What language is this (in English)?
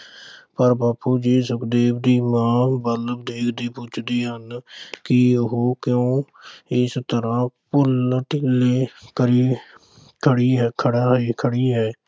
Punjabi